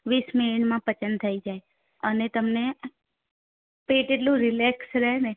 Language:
Gujarati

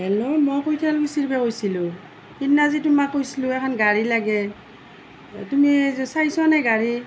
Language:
Assamese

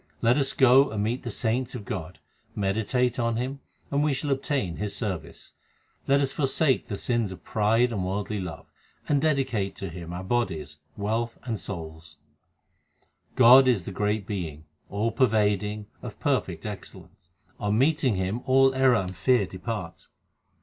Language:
English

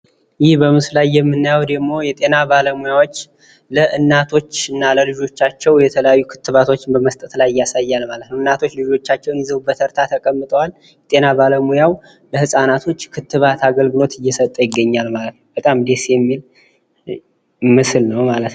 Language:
Amharic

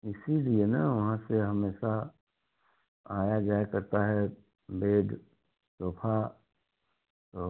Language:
Hindi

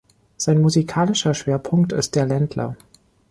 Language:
German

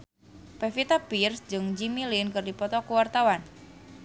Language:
Sundanese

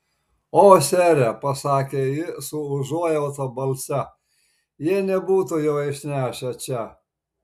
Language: Lithuanian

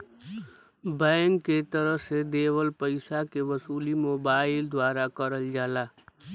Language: Bhojpuri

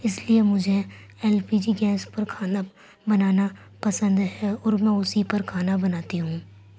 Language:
Urdu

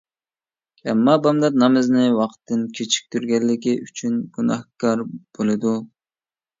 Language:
Uyghur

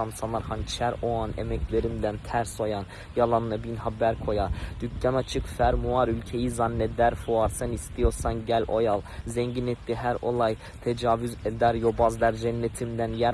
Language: Turkish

